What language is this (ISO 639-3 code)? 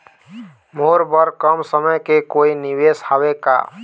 hne